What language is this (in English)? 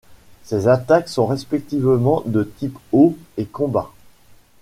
French